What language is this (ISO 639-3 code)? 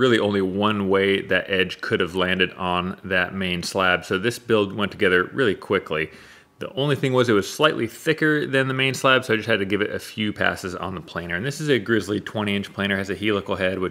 eng